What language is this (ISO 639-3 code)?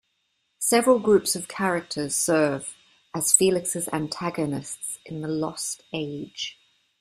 eng